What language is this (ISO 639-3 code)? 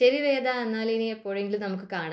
mal